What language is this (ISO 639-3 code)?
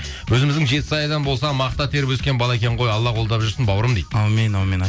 kaz